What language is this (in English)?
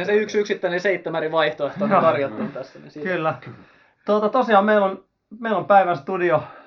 Finnish